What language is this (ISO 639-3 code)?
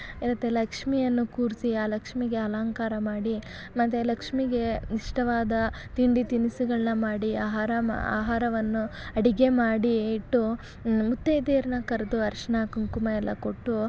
kan